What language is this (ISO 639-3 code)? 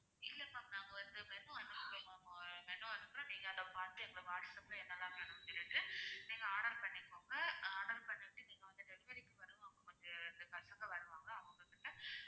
tam